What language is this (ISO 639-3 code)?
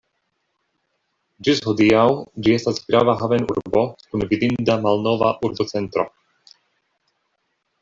epo